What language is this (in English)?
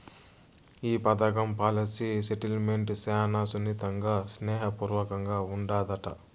Telugu